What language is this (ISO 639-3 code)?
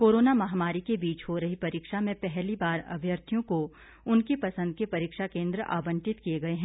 hin